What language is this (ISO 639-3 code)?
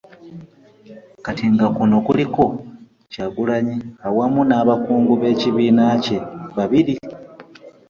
lug